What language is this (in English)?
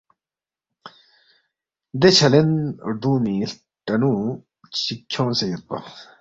Balti